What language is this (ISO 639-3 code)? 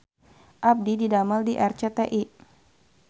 sun